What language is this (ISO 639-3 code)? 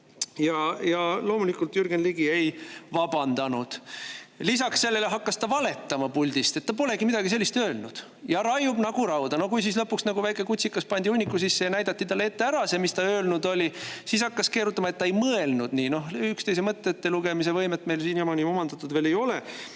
est